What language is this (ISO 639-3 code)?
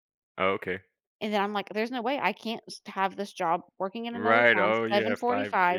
eng